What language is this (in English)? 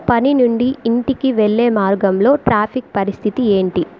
Telugu